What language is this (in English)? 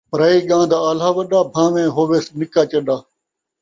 Saraiki